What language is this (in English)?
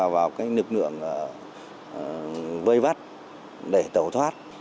Vietnamese